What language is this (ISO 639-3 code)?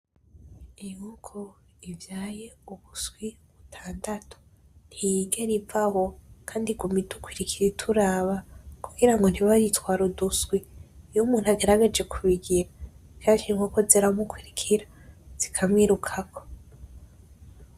run